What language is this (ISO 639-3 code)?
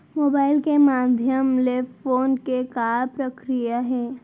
hne